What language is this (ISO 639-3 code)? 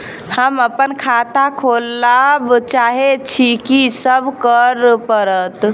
mai